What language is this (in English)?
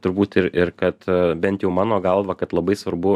Lithuanian